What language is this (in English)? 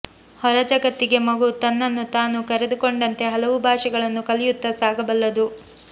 Kannada